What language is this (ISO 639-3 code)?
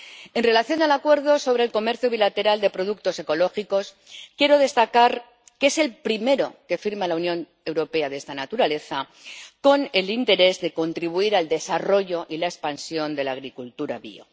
spa